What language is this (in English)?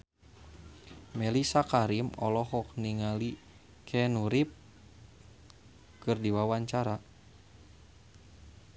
Sundanese